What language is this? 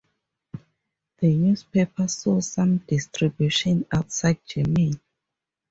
English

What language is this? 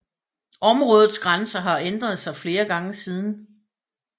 Danish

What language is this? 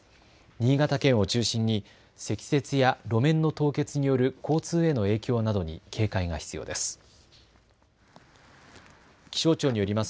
Japanese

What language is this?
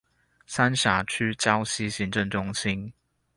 Chinese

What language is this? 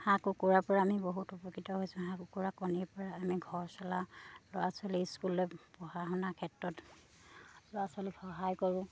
Assamese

